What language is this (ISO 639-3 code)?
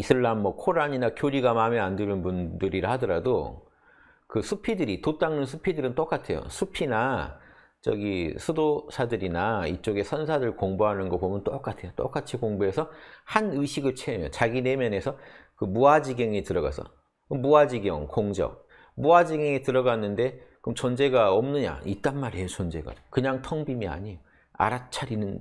kor